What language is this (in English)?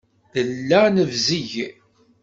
Kabyle